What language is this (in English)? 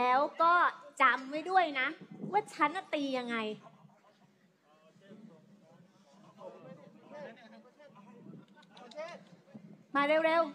Thai